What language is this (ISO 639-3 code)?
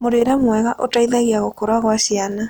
kik